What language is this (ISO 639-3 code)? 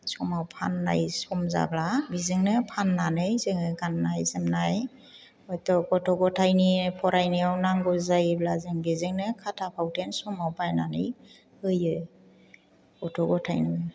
brx